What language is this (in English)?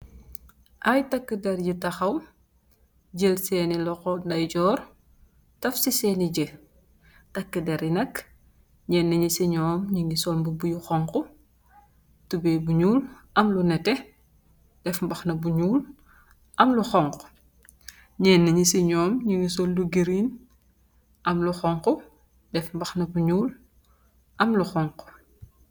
Wolof